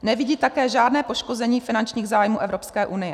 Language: Czech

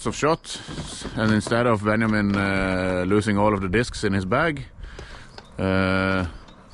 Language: English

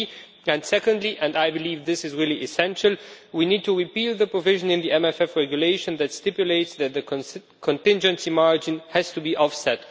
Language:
English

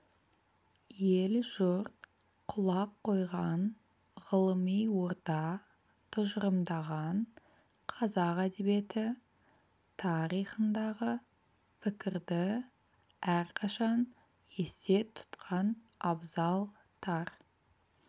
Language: Kazakh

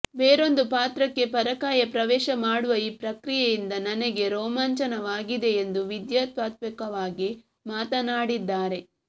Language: Kannada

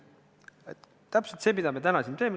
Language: Estonian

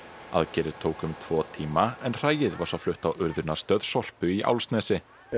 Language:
Icelandic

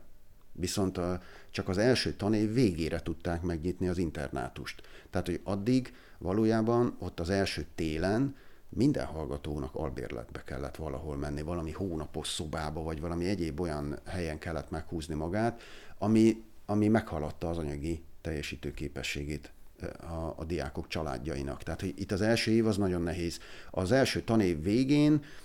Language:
Hungarian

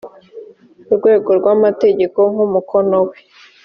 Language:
Kinyarwanda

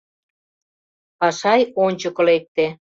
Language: Mari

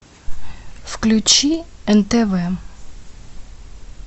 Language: Russian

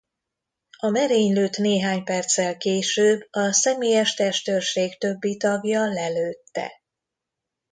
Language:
Hungarian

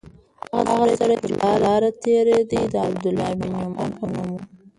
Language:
Pashto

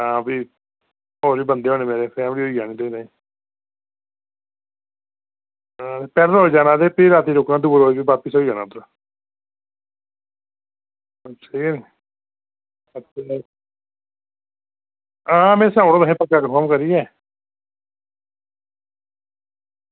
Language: Dogri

